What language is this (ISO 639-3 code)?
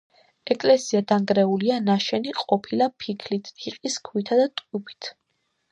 kat